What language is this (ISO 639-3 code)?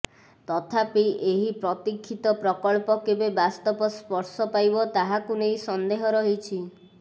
ori